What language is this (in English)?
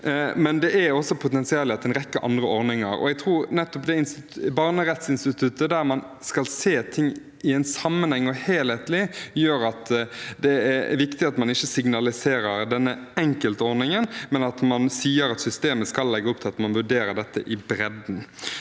Norwegian